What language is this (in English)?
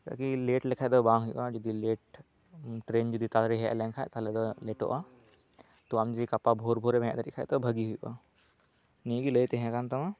Santali